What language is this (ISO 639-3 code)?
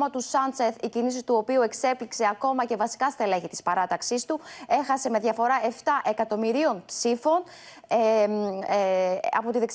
ell